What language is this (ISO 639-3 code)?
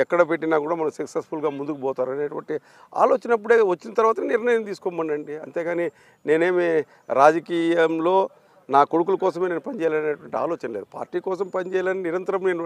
tel